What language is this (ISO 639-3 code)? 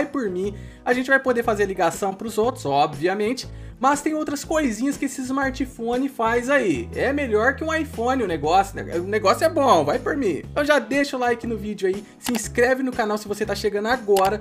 por